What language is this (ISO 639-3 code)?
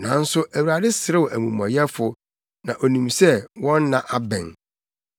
aka